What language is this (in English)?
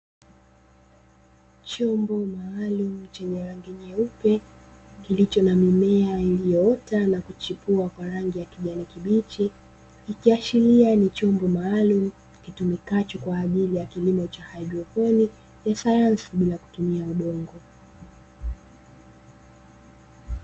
Swahili